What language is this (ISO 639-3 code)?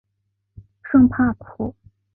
zho